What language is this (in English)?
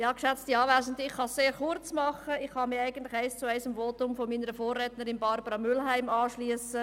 Swiss German